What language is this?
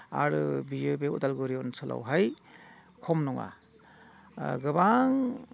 Bodo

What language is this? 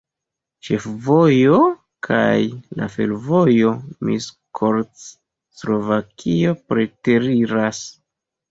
Esperanto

